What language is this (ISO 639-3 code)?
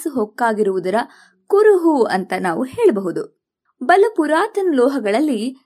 kan